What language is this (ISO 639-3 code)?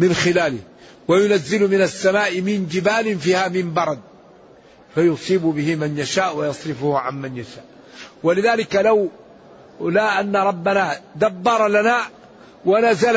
ara